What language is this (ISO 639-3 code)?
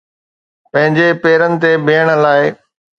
snd